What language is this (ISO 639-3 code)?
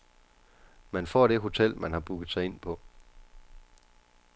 dan